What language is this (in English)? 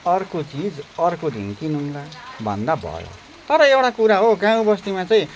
Nepali